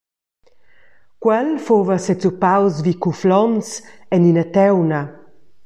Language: Romansh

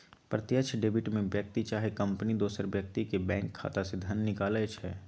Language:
Magahi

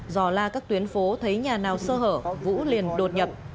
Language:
Vietnamese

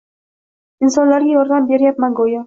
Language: Uzbek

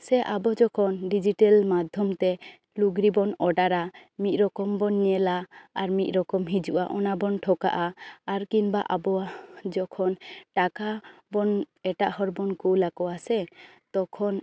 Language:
Santali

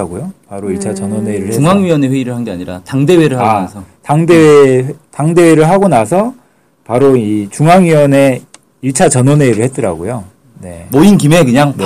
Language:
Korean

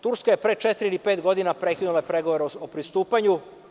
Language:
Serbian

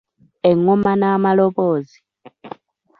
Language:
Ganda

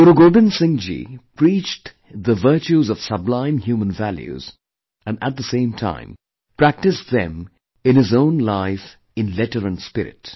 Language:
English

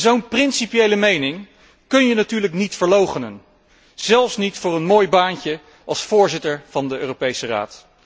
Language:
Dutch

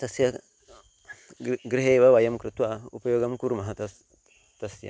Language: Sanskrit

